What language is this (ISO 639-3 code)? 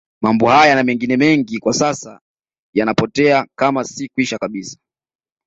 swa